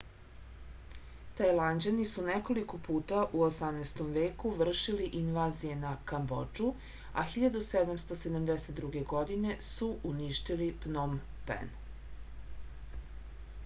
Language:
Serbian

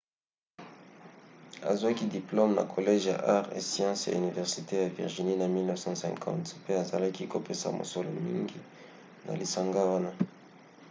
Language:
Lingala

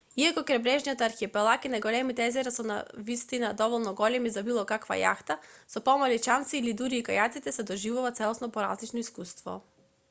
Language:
Macedonian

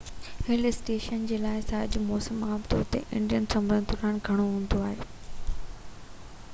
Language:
Sindhi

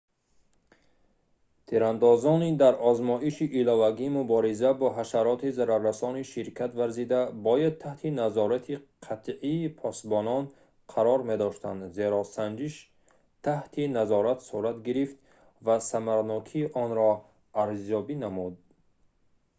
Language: Tajik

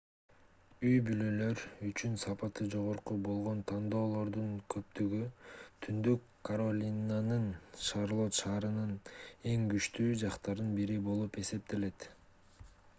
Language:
Kyrgyz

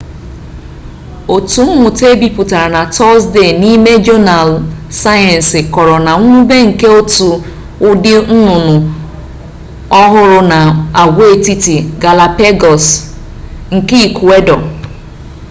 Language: Igbo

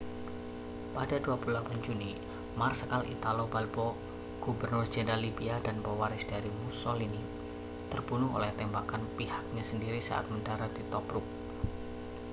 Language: Indonesian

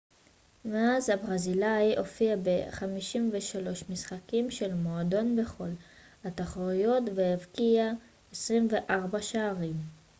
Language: Hebrew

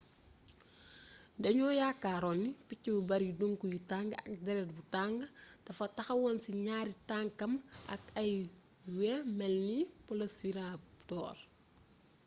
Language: Wolof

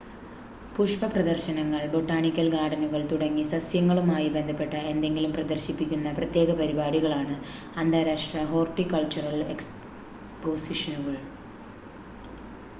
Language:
Malayalam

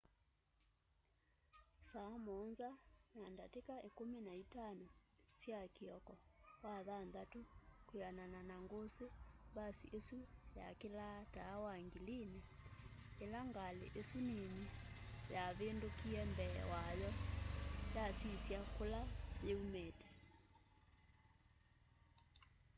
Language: Kamba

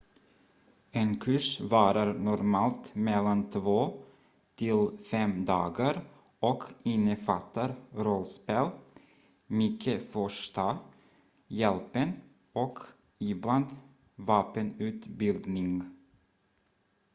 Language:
Swedish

